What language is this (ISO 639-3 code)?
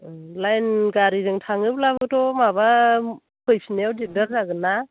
brx